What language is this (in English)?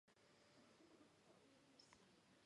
Georgian